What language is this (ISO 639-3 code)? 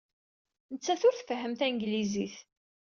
kab